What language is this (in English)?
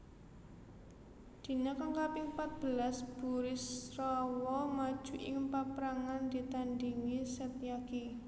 Javanese